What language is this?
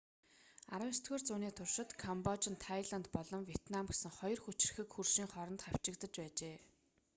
Mongolian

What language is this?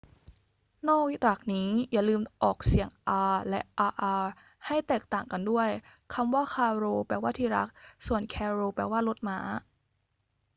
Thai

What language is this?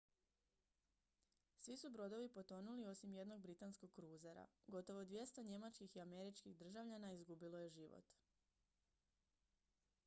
Croatian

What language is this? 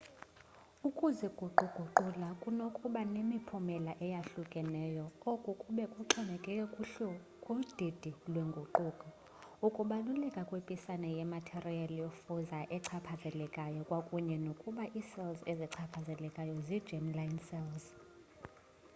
Xhosa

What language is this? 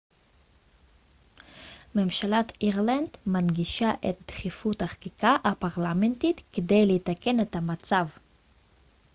Hebrew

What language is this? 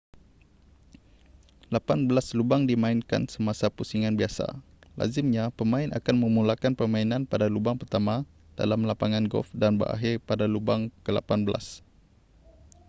Malay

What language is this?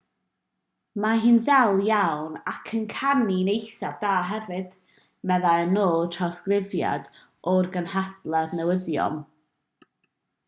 Welsh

